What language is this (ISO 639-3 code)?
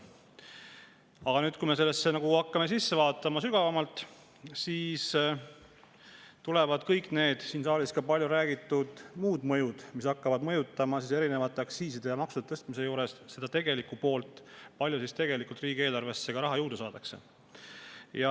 est